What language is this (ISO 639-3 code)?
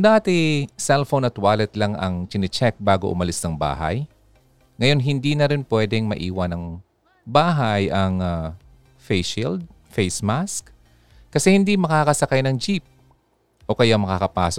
fil